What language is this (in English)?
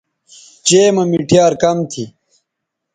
Bateri